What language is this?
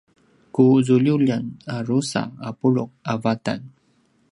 Paiwan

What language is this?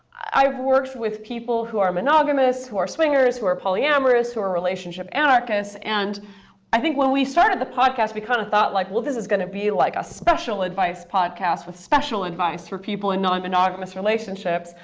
English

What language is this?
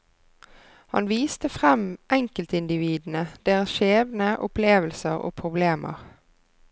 Norwegian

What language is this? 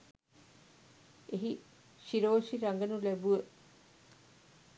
Sinhala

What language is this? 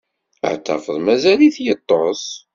Kabyle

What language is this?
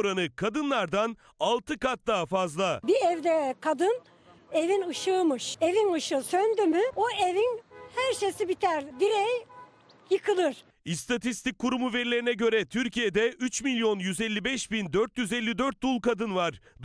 Turkish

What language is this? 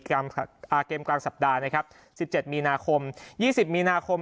Thai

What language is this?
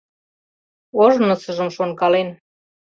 Mari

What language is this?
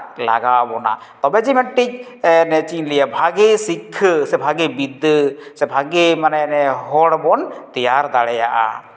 Santali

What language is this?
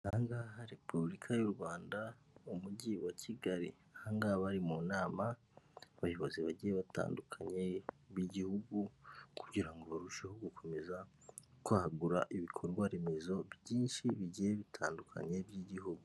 Kinyarwanda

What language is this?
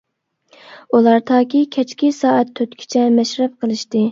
Uyghur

